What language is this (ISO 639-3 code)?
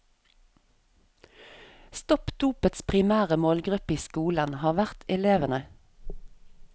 nor